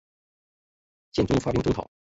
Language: Chinese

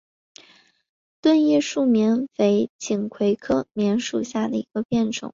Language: Chinese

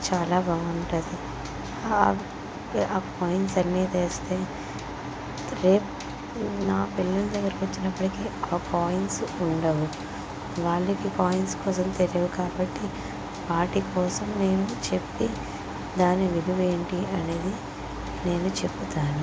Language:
Telugu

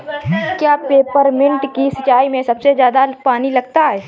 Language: Hindi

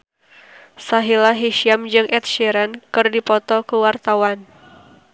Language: Sundanese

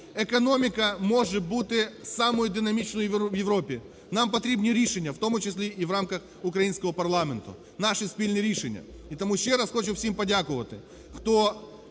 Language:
Ukrainian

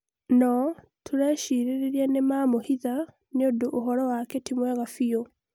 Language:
Kikuyu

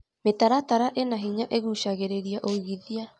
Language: Kikuyu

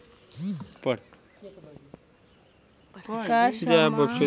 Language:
Bhojpuri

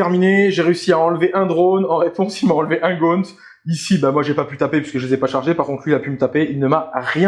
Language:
French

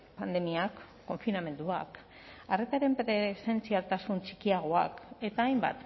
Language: Basque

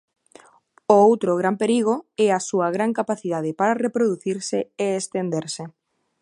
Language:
Galician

